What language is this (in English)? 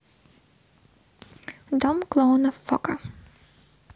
Russian